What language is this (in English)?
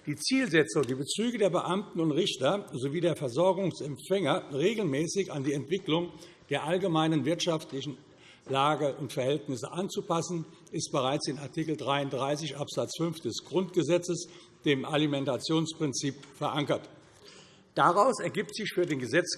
German